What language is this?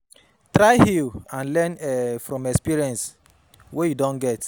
Nigerian Pidgin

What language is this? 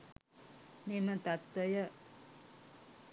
Sinhala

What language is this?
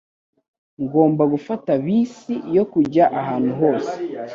Kinyarwanda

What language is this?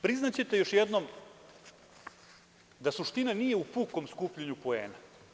Serbian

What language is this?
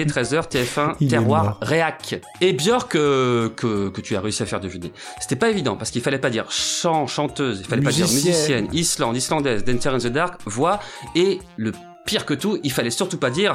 French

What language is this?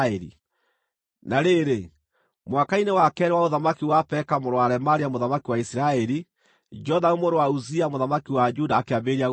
Kikuyu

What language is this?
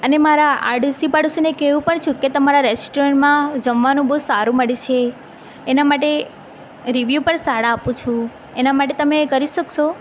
Gujarati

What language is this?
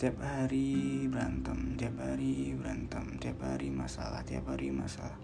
Indonesian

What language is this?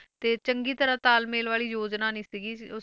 Punjabi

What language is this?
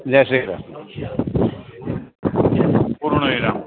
Gujarati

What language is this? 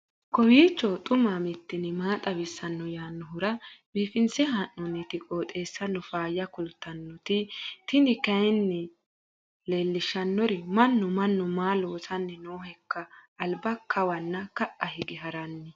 Sidamo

